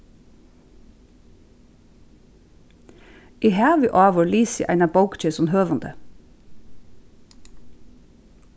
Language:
Faroese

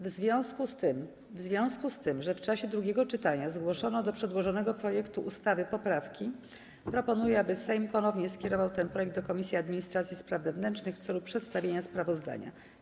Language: Polish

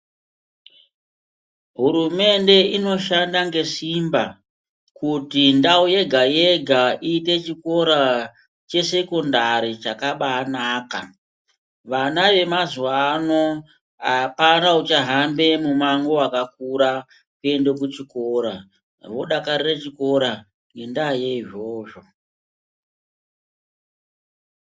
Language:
Ndau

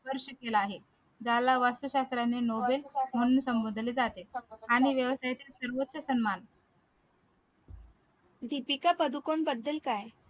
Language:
Marathi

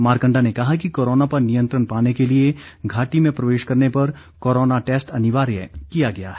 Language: Hindi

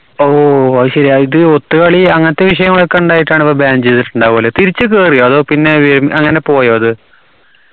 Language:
Malayalam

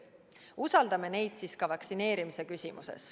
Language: Estonian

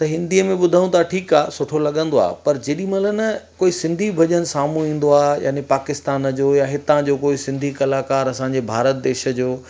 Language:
Sindhi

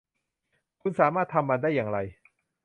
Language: Thai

